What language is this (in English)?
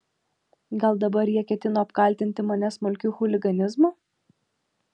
Lithuanian